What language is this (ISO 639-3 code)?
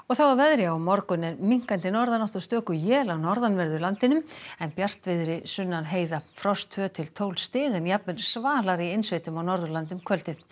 isl